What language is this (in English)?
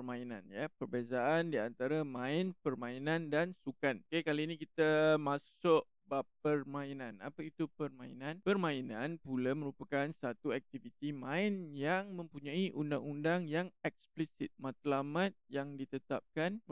Malay